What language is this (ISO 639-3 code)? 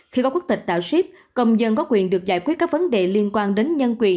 vie